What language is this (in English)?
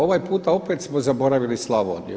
Croatian